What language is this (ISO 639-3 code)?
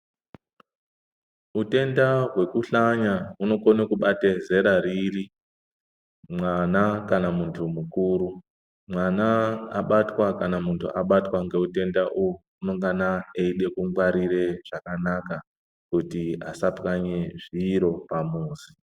ndc